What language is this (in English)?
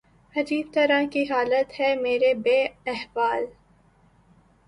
Urdu